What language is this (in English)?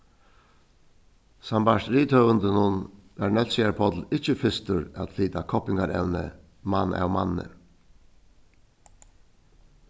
Faroese